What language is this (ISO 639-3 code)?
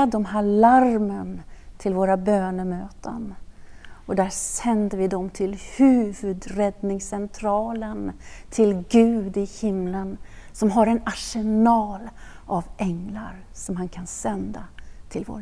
swe